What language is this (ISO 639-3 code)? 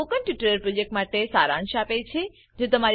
guj